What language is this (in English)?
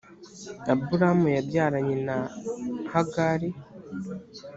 Kinyarwanda